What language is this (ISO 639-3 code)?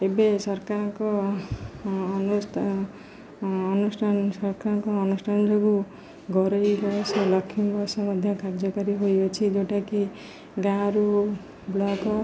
ori